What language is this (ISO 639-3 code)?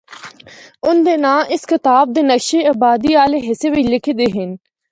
hno